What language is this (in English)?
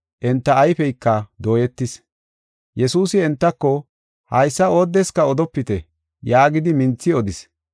Gofa